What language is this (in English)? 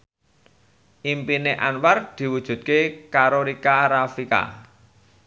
Javanese